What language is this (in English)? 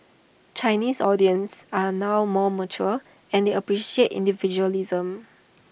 English